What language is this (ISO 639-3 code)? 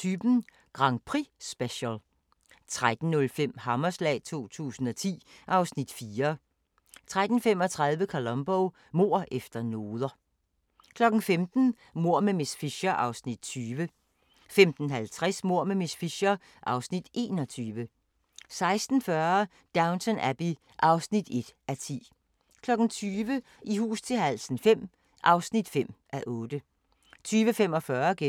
dan